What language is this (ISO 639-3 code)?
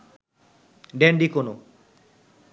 ben